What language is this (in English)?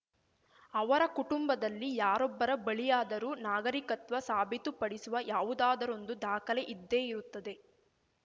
Kannada